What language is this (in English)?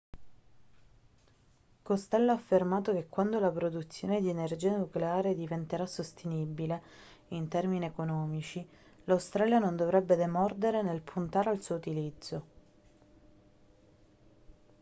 Italian